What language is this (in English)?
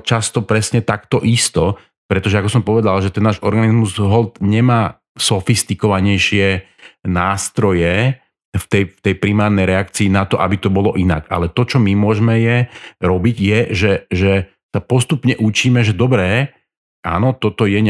Slovak